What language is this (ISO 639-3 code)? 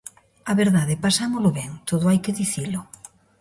glg